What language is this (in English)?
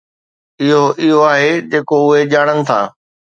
Sindhi